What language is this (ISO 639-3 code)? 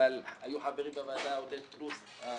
heb